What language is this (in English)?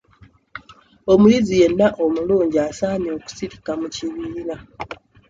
Ganda